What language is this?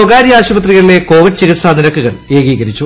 Malayalam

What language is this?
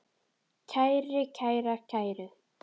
Icelandic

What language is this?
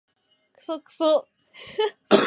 Japanese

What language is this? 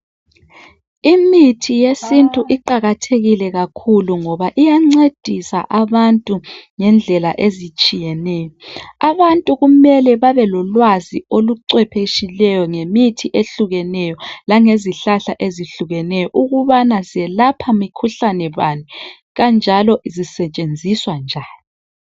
North Ndebele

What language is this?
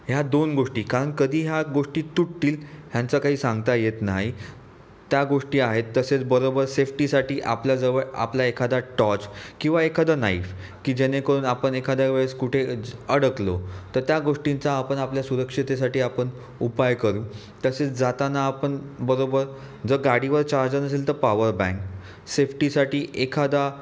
Marathi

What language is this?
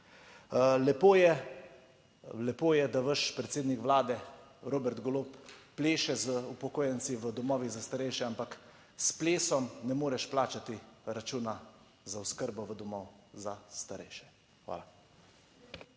Slovenian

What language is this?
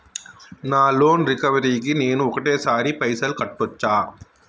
Telugu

